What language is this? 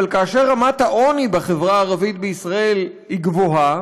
Hebrew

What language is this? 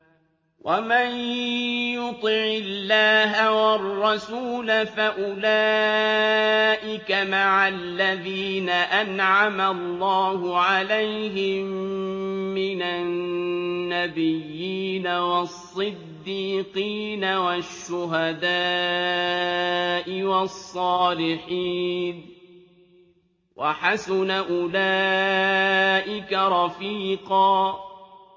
Arabic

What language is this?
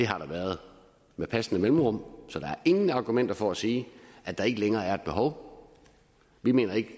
Danish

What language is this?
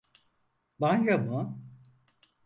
Turkish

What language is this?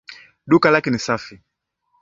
Swahili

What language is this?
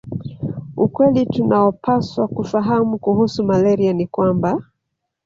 Swahili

